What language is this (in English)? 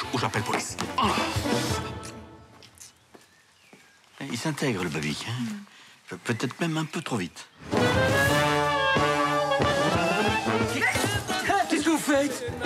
French